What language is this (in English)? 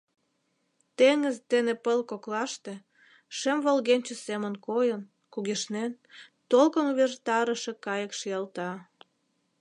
Mari